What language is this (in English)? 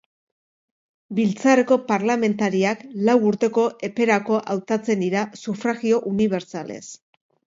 Basque